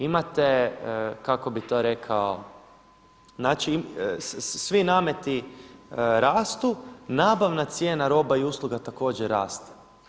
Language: Croatian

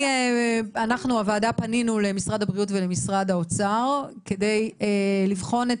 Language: Hebrew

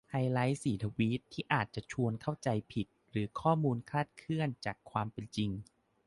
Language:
Thai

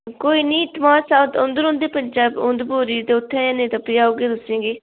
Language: Dogri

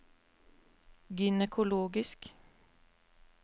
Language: Norwegian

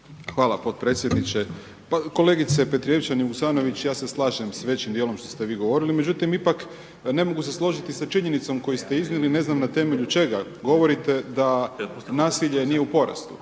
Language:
Croatian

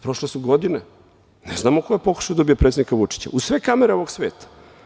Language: Serbian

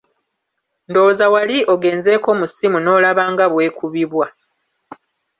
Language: Ganda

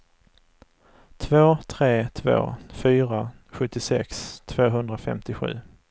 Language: Swedish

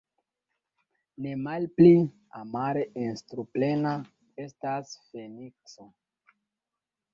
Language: Esperanto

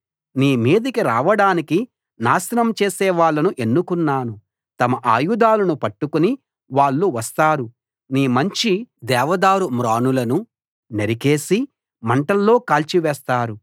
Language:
Telugu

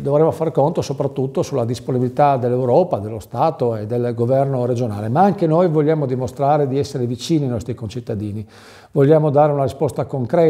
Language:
Italian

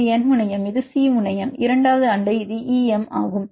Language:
Tamil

